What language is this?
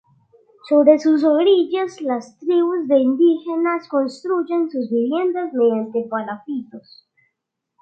Spanish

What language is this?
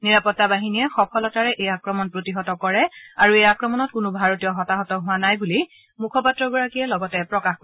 Assamese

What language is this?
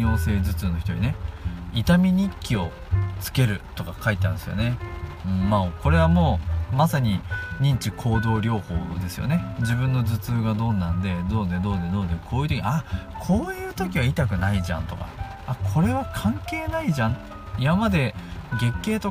Japanese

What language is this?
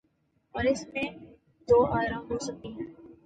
Urdu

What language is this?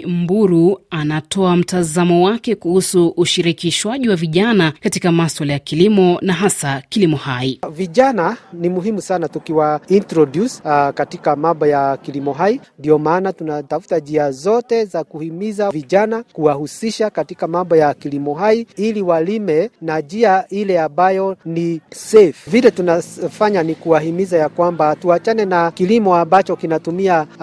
Swahili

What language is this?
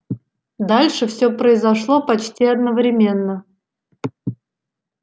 Russian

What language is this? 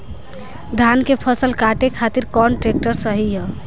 Bhojpuri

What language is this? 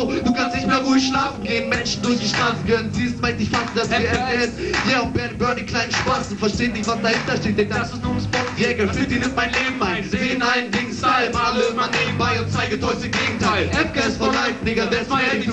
German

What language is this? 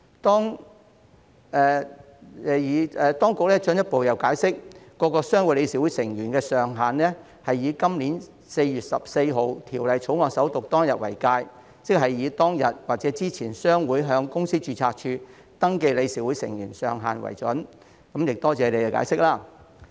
Cantonese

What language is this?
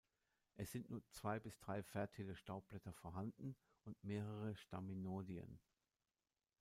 German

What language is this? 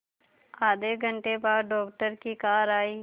Hindi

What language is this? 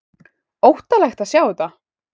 Icelandic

